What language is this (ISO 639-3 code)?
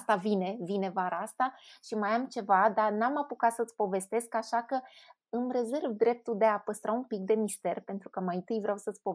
ron